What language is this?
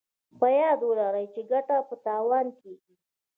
Pashto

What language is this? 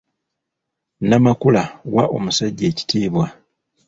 Ganda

